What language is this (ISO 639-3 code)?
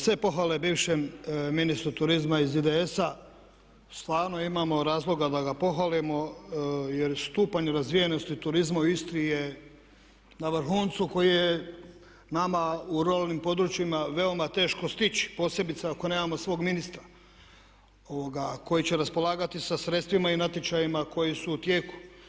hrv